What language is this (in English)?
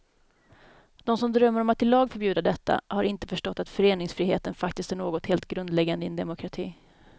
Swedish